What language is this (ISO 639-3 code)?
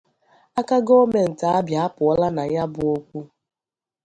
ibo